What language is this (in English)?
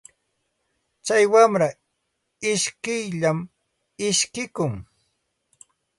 Santa Ana de Tusi Pasco Quechua